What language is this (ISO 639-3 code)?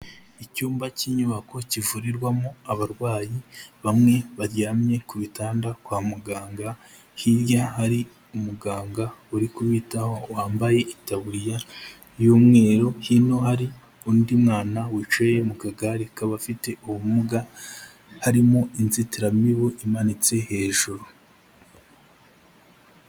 kin